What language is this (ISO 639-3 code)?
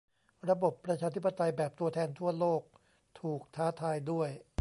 tha